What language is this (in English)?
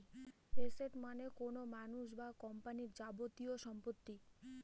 Bangla